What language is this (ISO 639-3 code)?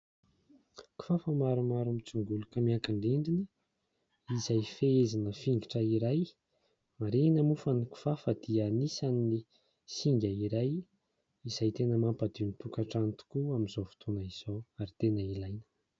mlg